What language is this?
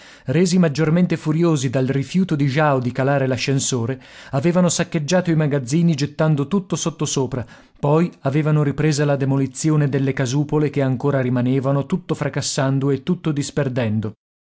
Italian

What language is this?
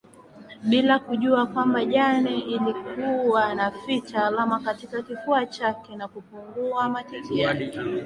Swahili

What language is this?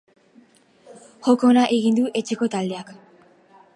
Basque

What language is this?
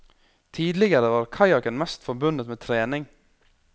Norwegian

